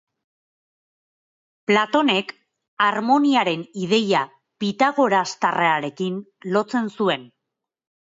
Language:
Basque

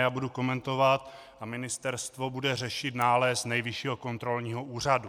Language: Czech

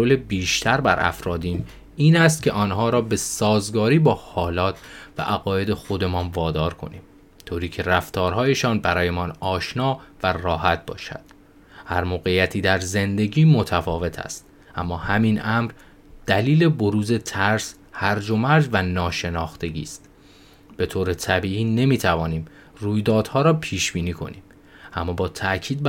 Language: Persian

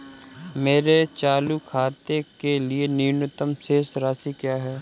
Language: Hindi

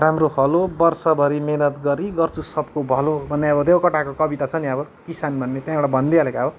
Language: Nepali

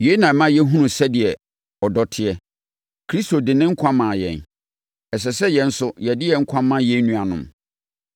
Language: Akan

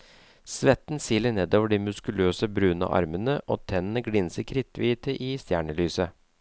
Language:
Norwegian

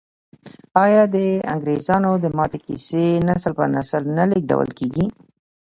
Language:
Pashto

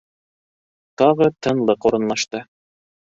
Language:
Bashkir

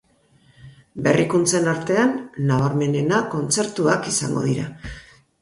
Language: Basque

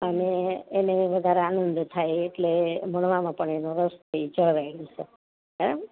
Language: Gujarati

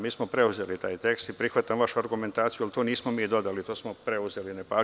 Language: Serbian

